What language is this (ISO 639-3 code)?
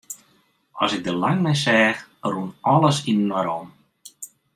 fry